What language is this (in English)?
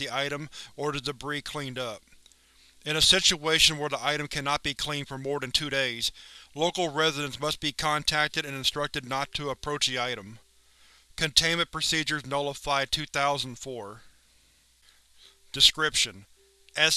English